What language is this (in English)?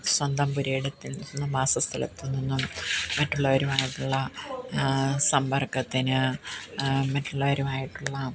Malayalam